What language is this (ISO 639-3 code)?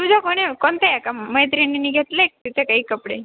mar